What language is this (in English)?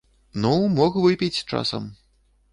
Belarusian